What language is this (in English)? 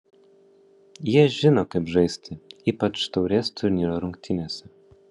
Lithuanian